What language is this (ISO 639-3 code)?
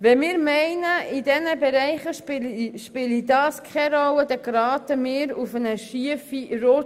gsw